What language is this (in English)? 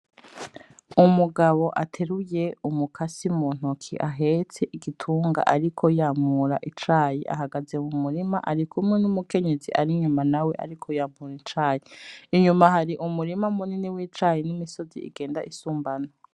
Rundi